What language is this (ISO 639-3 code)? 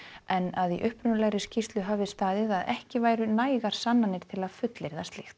isl